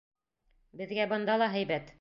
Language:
Bashkir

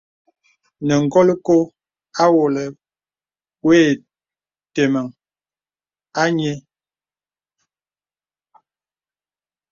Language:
Bebele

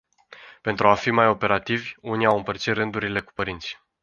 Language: Romanian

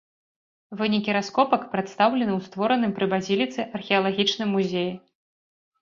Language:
Belarusian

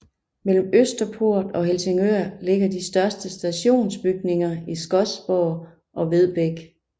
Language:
Danish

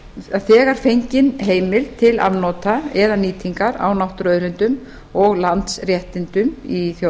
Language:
Icelandic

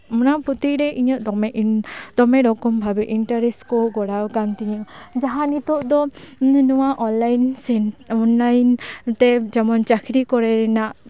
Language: Santali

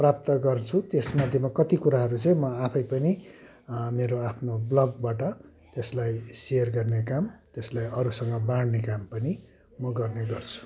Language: Nepali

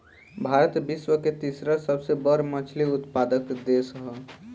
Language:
Bhojpuri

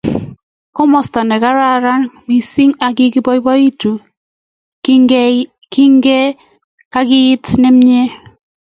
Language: Kalenjin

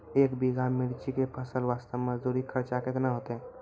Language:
Maithili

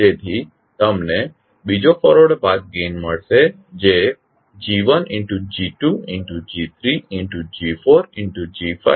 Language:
Gujarati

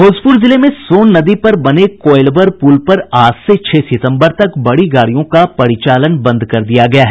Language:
Hindi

